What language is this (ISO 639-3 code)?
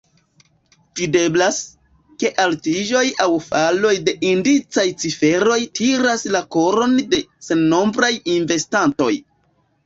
epo